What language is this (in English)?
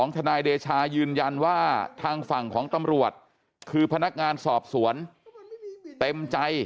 Thai